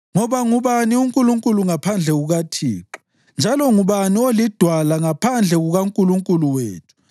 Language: North Ndebele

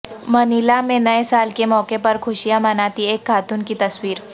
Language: Urdu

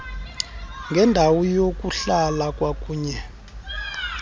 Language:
Xhosa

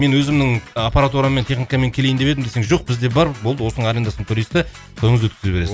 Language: Kazakh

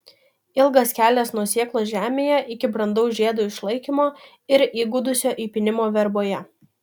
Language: Lithuanian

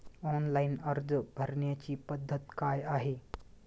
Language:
Marathi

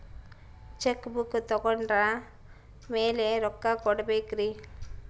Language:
Kannada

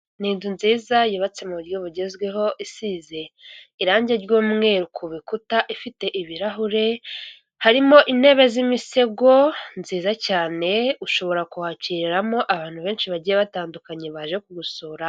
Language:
Kinyarwanda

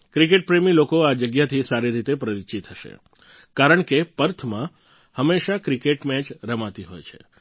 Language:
Gujarati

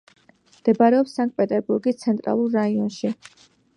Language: Georgian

